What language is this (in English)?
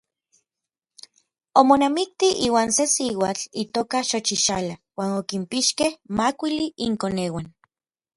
Orizaba Nahuatl